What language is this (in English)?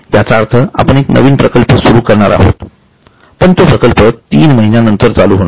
Marathi